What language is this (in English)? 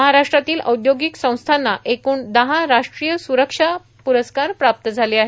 Marathi